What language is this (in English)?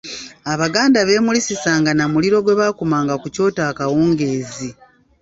Ganda